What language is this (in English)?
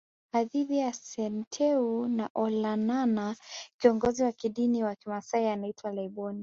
Swahili